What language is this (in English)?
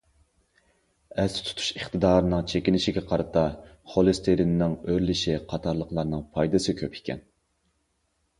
Uyghur